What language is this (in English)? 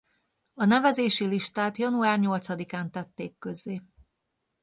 Hungarian